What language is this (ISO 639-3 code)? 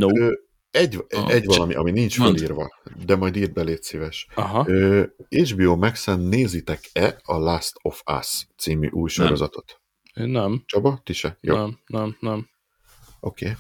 hun